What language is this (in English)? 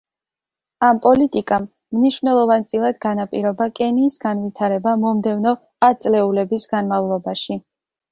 Georgian